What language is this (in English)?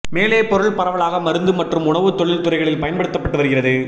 Tamil